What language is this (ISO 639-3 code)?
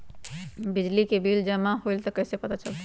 mag